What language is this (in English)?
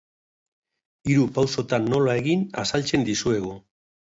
Basque